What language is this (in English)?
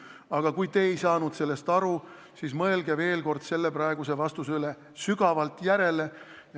Estonian